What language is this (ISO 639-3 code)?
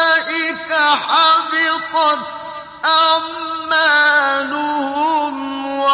ara